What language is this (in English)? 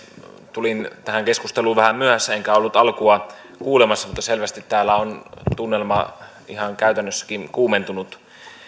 Finnish